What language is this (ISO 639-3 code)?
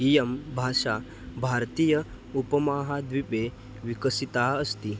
san